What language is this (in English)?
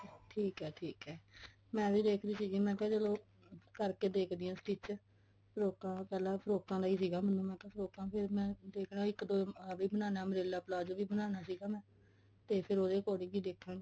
Punjabi